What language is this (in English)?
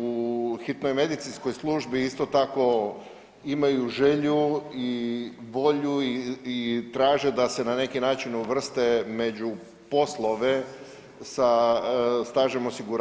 Croatian